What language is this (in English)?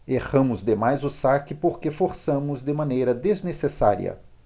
Portuguese